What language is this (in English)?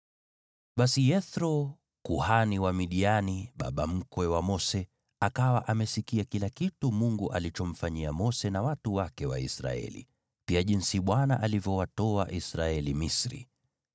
Swahili